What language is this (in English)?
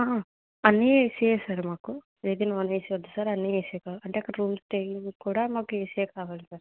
Telugu